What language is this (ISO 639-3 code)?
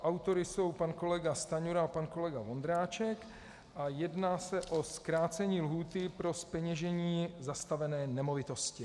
ces